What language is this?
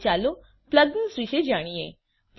Gujarati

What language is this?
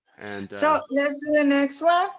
English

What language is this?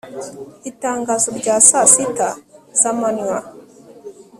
Kinyarwanda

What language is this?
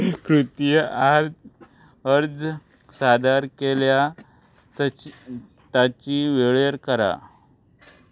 Konkani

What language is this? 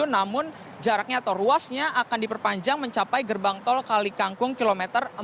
Indonesian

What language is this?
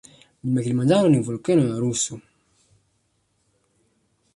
Swahili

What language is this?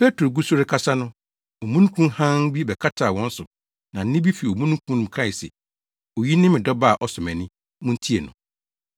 Akan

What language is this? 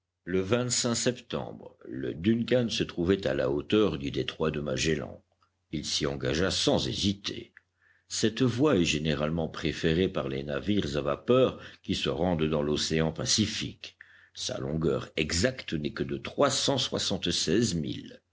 French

